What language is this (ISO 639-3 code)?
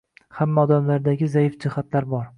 uzb